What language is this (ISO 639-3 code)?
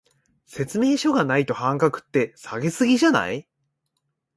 jpn